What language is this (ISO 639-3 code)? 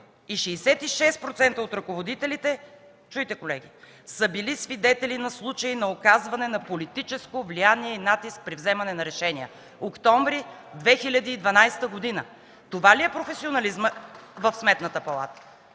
bul